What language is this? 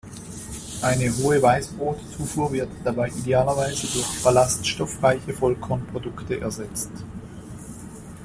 German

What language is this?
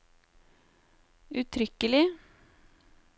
Norwegian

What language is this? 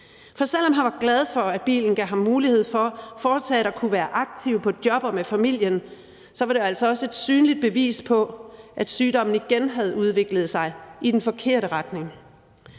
Danish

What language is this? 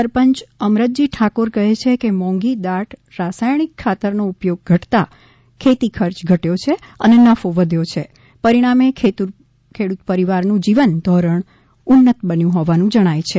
Gujarati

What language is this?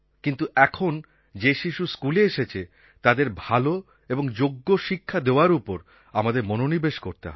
Bangla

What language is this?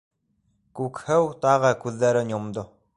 Bashkir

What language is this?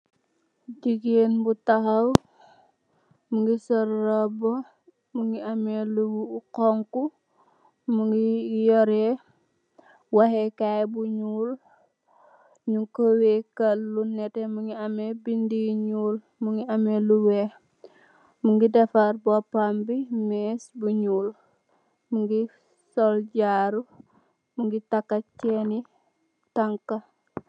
Wolof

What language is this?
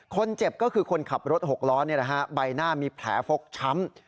Thai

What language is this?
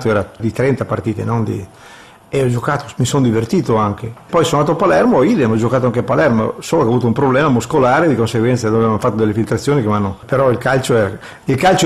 Italian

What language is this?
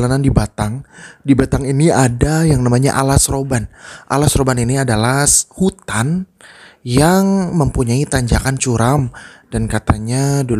Indonesian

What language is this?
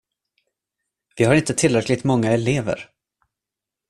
Swedish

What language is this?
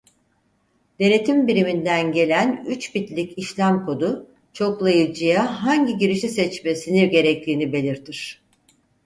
Turkish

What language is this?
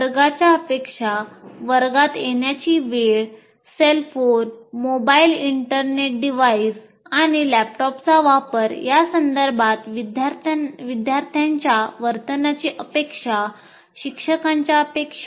Marathi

